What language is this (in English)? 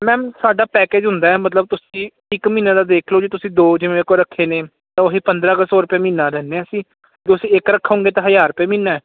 Punjabi